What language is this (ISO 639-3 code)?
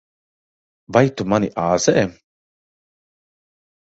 lav